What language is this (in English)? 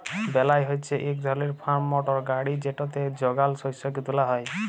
Bangla